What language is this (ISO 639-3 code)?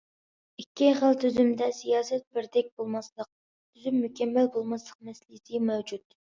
uig